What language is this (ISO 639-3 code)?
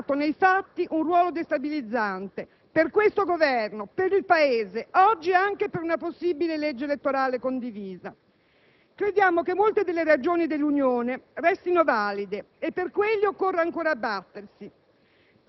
ita